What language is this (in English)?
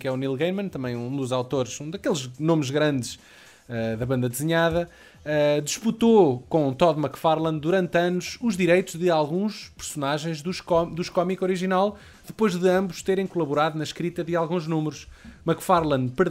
Portuguese